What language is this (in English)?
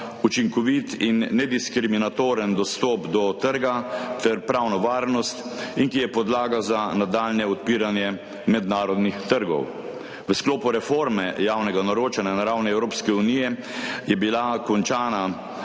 Slovenian